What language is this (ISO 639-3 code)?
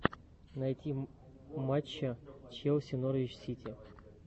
rus